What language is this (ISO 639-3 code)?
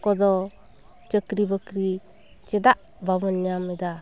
sat